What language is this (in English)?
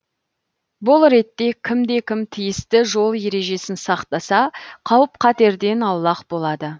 Kazakh